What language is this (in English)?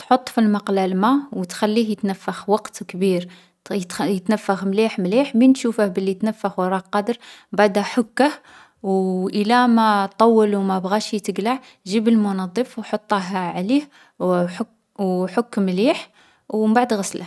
Algerian Arabic